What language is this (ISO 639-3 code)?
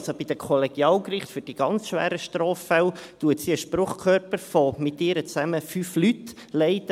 gsw